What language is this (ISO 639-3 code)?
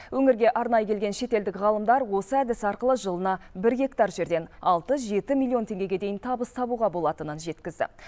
kaz